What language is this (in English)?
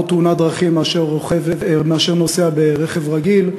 Hebrew